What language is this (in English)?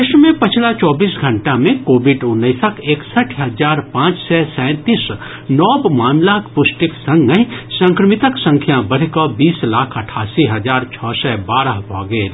Maithili